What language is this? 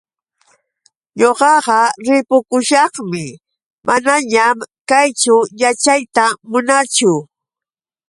Yauyos Quechua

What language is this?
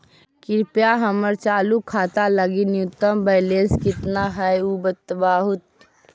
Magahi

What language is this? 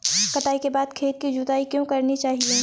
Hindi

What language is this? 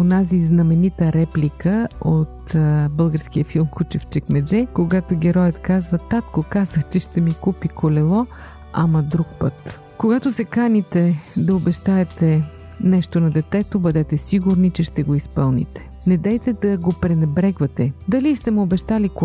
Bulgarian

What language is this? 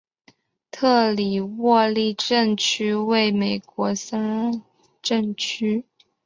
Chinese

